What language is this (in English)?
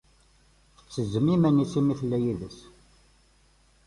Kabyle